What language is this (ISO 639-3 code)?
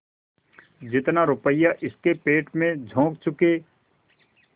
hin